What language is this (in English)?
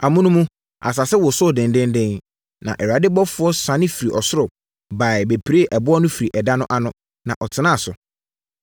Akan